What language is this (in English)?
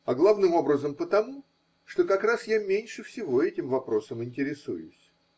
Russian